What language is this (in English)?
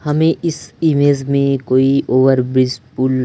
Hindi